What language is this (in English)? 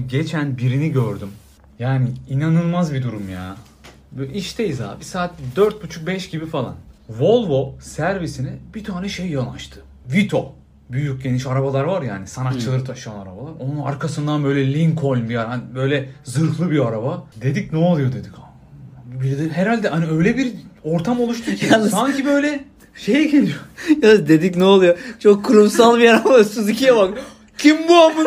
Turkish